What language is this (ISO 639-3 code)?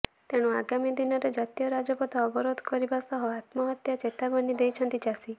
ori